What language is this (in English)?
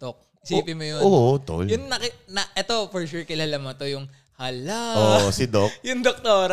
Filipino